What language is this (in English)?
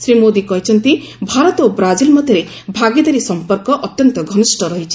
Odia